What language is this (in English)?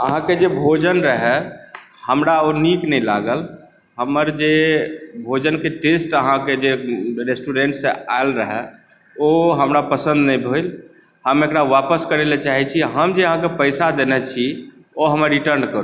Maithili